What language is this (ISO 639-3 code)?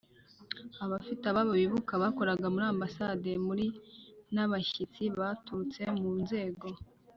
kin